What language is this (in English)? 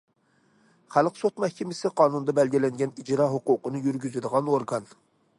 Uyghur